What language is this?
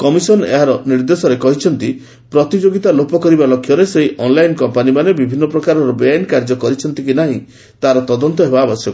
Odia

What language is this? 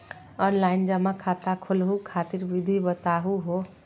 Magahi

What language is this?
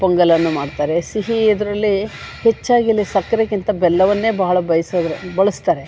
Kannada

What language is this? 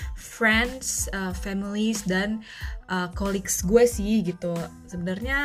Indonesian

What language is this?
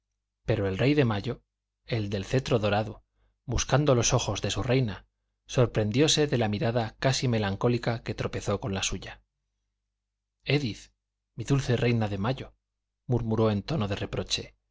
Spanish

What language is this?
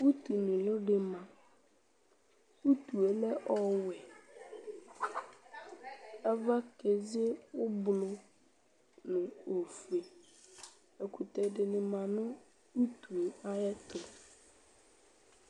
Ikposo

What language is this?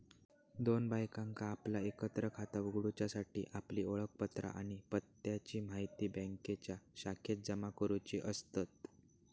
Marathi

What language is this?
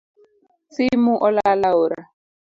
Luo (Kenya and Tanzania)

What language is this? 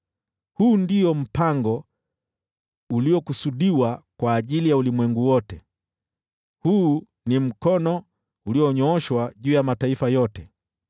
Swahili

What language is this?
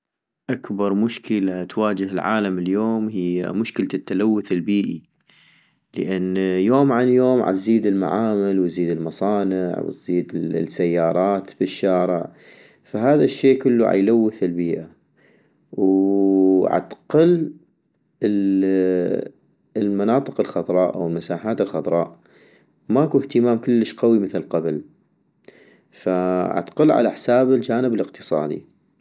North Mesopotamian Arabic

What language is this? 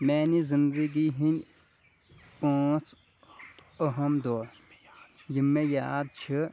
Kashmiri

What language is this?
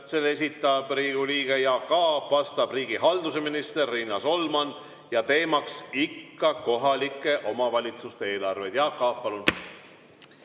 Estonian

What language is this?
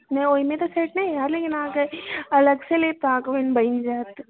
Maithili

